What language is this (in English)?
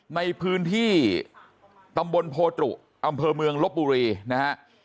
Thai